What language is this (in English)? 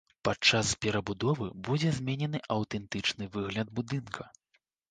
Belarusian